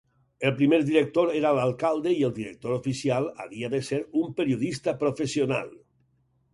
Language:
Catalan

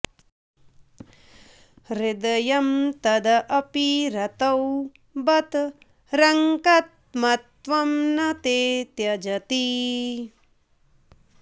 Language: Sanskrit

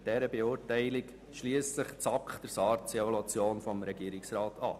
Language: Swiss German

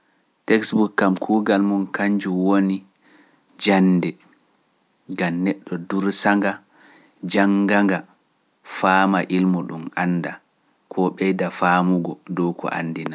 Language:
Pular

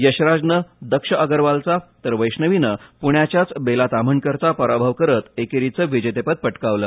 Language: Marathi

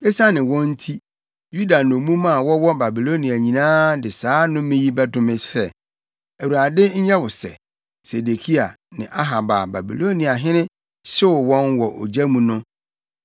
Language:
Akan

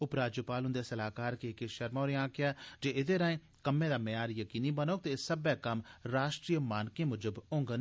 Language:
Dogri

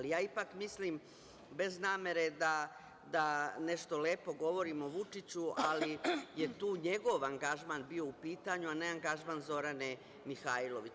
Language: Serbian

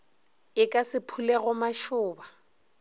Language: Northern Sotho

